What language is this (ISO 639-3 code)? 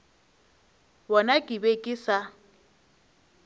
nso